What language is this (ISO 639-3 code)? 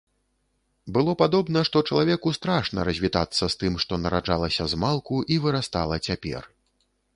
bel